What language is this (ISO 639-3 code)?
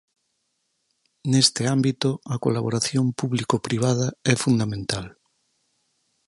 glg